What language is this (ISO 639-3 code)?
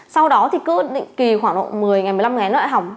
vie